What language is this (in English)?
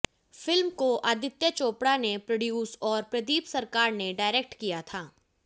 Hindi